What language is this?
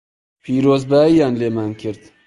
Central Kurdish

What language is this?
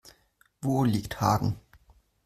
German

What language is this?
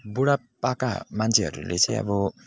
Nepali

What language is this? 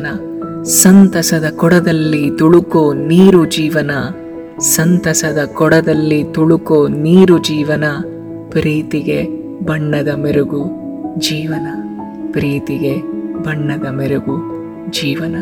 Kannada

